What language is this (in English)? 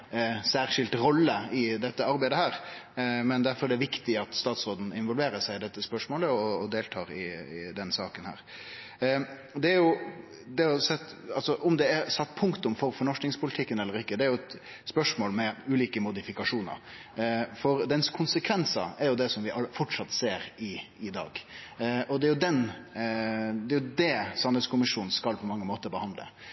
Norwegian Nynorsk